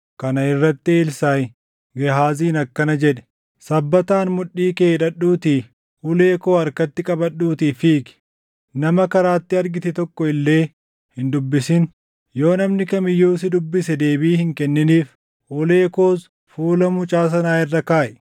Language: Oromo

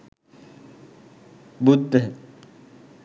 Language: Sinhala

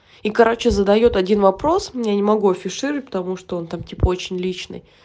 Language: Russian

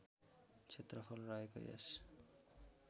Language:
Nepali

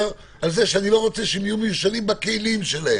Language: Hebrew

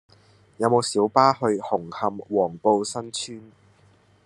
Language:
Cantonese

